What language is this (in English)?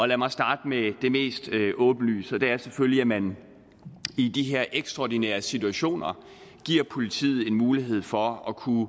Danish